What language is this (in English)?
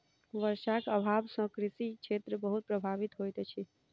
Maithili